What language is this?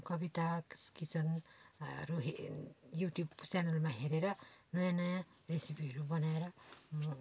Nepali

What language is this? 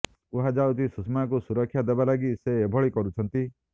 Odia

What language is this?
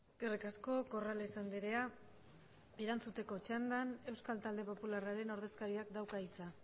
Basque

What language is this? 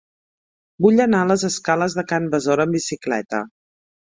Catalan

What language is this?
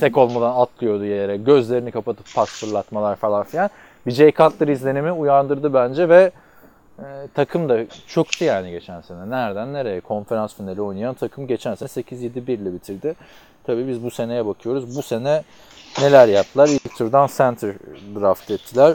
Turkish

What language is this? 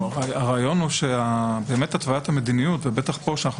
Hebrew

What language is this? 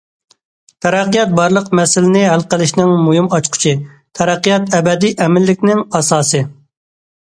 Uyghur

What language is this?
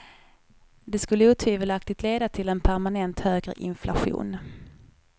Swedish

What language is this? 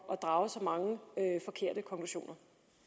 Danish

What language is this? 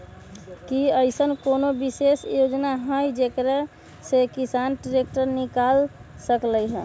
Magahi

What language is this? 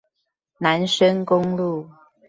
Chinese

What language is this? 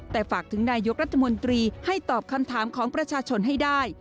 Thai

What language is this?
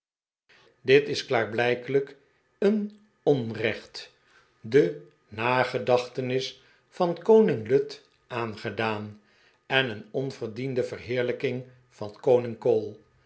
Dutch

